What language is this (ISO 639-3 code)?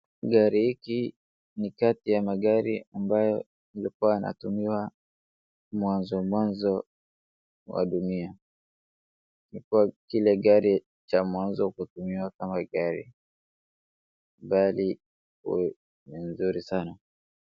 swa